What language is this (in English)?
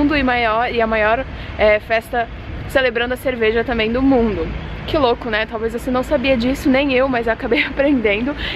Portuguese